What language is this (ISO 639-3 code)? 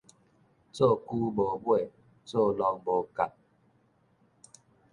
nan